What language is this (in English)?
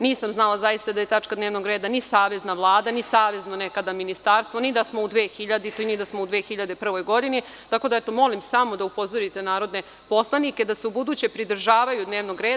Serbian